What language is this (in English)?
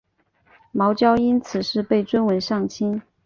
Chinese